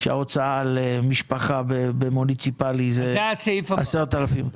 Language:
Hebrew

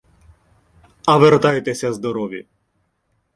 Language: Ukrainian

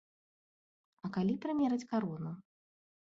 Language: Belarusian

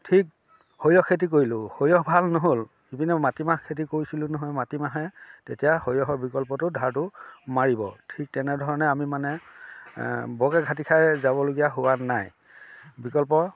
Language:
Assamese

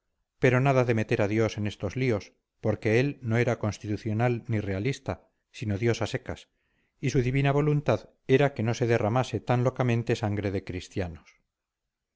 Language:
Spanish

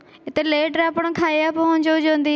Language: Odia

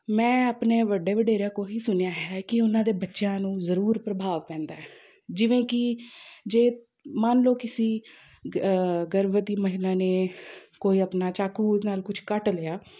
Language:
Punjabi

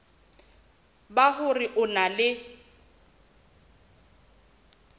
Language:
Southern Sotho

